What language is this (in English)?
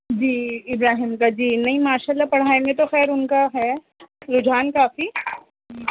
Urdu